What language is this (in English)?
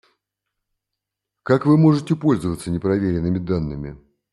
Russian